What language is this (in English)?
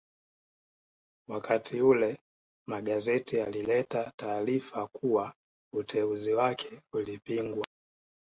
Swahili